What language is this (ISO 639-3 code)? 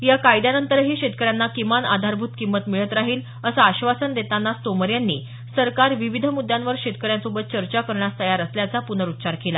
mar